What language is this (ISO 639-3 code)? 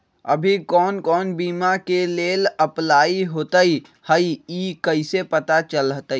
mag